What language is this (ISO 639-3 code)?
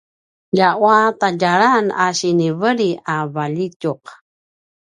pwn